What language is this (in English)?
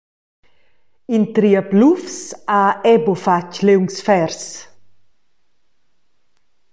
Romansh